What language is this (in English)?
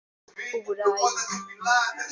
Kinyarwanda